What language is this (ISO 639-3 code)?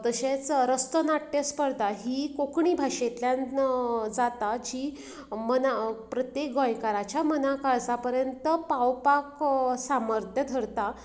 kok